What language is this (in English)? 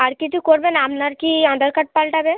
Bangla